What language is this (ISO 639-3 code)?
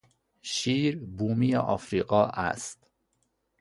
fas